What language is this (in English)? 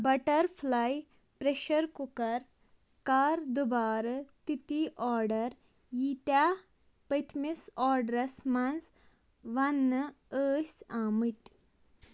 Kashmiri